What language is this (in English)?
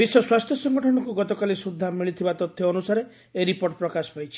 Odia